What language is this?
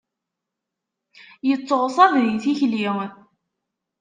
Kabyle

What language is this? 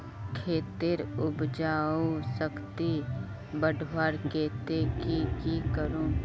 Magahi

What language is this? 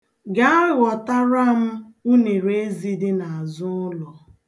Igbo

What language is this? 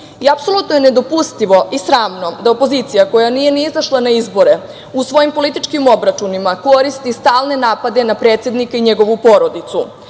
Serbian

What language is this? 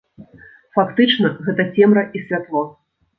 Belarusian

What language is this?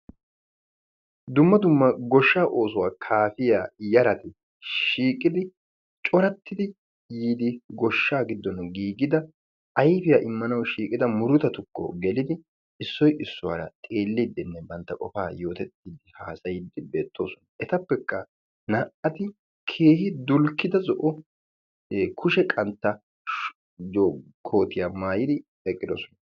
Wolaytta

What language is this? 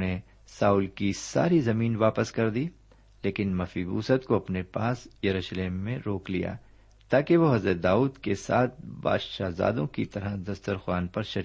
Urdu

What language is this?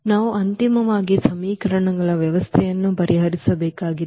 Kannada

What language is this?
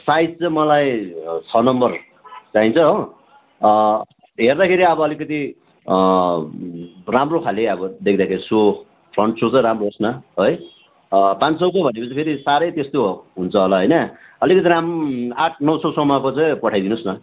Nepali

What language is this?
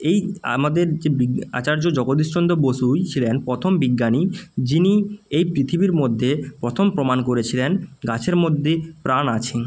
Bangla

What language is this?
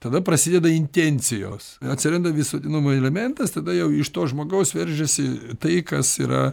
Lithuanian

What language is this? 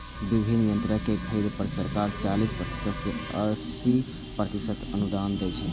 Maithili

